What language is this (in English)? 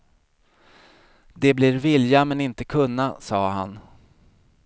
Swedish